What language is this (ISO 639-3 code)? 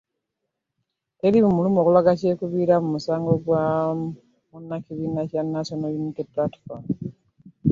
lug